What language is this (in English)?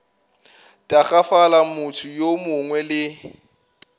Northern Sotho